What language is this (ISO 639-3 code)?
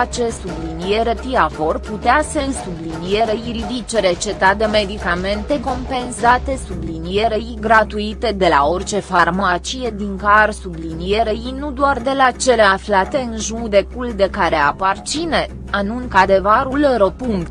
ron